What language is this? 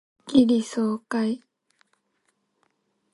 Japanese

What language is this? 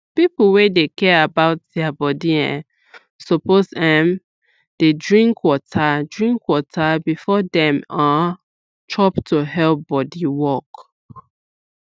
Nigerian Pidgin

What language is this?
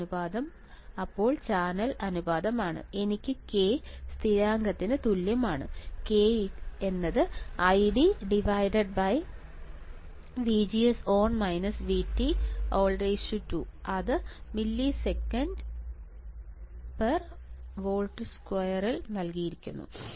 Malayalam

